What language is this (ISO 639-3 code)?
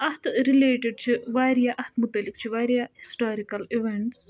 kas